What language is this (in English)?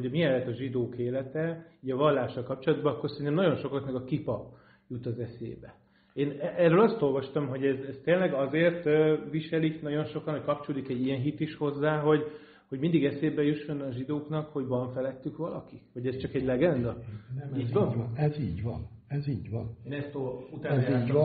Hungarian